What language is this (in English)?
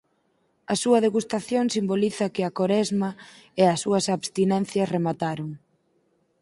Galician